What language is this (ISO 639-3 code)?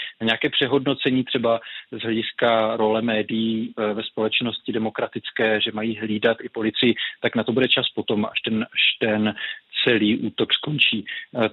ces